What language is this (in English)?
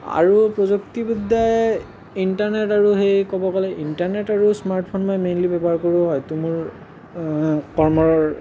Assamese